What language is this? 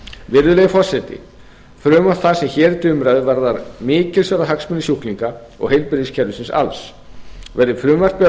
Icelandic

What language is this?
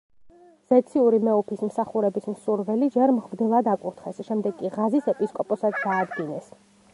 Georgian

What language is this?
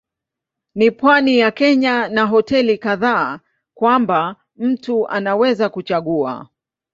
Swahili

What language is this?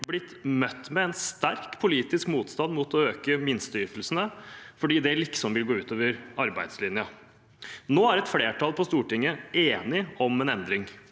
Norwegian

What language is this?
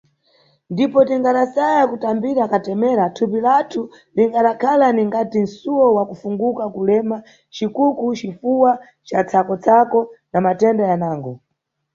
Nyungwe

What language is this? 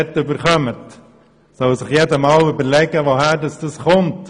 Swiss German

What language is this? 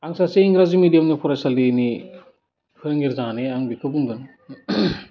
Bodo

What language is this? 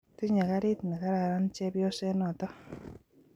Kalenjin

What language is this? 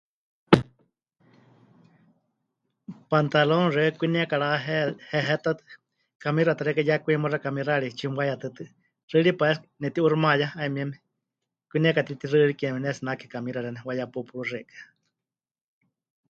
Huichol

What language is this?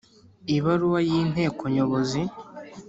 Kinyarwanda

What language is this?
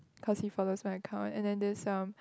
English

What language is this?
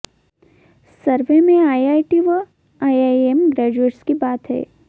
Hindi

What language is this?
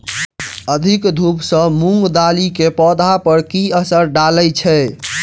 Maithili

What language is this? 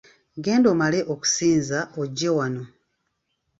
Ganda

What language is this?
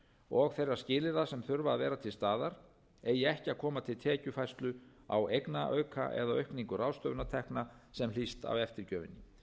Icelandic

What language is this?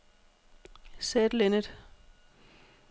Danish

